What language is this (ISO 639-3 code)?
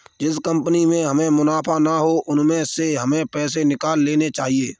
hin